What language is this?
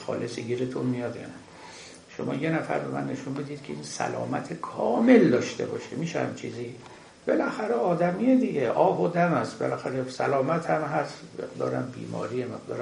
Persian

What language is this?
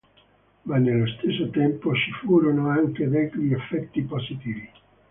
Italian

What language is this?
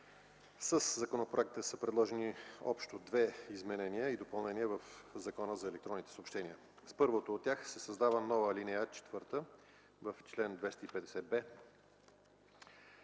Bulgarian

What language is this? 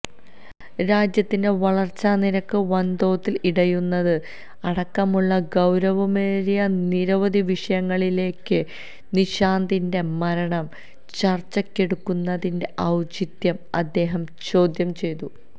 Malayalam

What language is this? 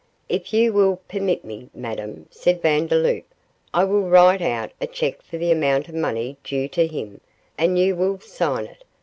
English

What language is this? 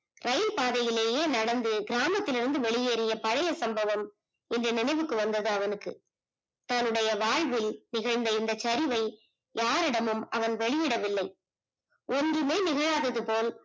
Tamil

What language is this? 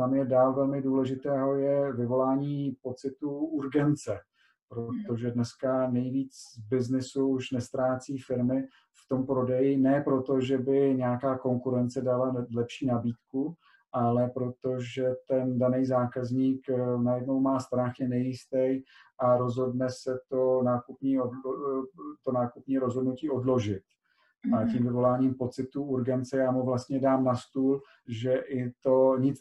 Czech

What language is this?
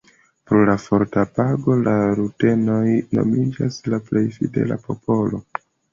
Esperanto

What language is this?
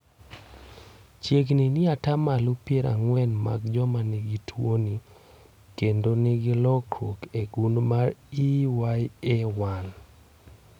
Luo (Kenya and Tanzania)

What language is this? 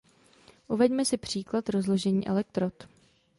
Czech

